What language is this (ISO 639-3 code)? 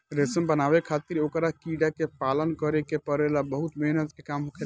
bho